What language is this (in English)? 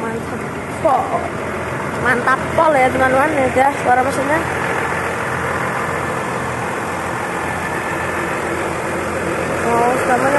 Indonesian